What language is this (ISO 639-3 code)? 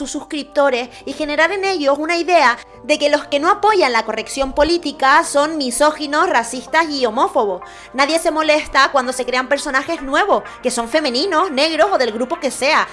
spa